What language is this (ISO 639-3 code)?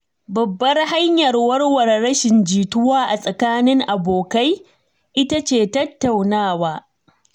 hau